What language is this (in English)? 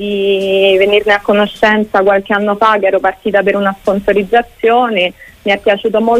Italian